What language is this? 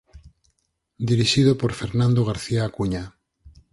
Galician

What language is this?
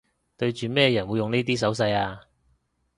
Cantonese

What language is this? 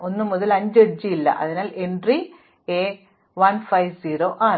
Malayalam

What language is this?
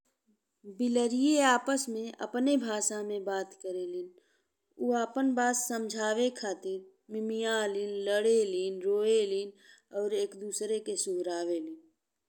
Bhojpuri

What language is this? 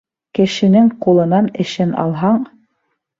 Bashkir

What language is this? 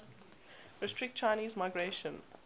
English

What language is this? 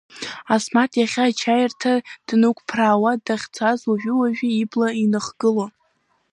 Abkhazian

